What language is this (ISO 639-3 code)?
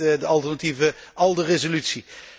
nld